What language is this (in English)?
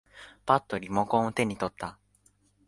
Japanese